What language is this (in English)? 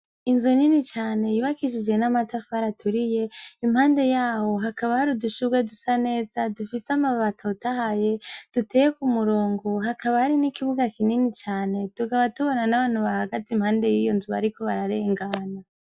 Rundi